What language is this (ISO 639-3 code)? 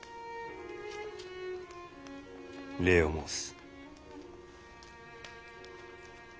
jpn